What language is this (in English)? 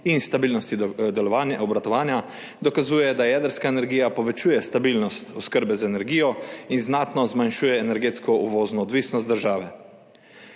Slovenian